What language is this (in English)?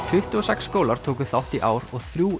Icelandic